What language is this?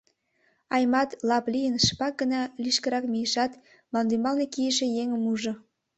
Mari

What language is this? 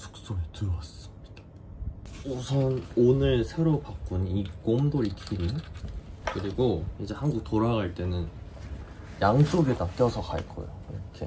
Korean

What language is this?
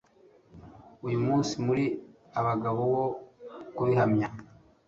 Kinyarwanda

